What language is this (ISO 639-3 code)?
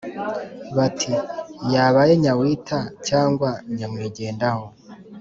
kin